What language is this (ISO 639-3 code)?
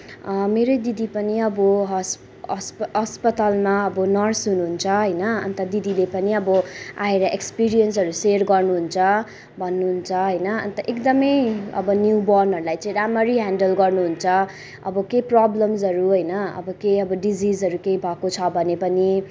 nep